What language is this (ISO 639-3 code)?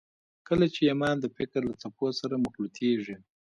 pus